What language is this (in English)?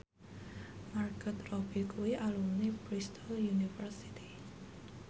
Javanese